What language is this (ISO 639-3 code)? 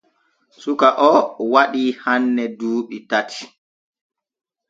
fue